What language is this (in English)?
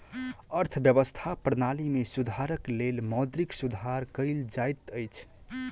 Maithili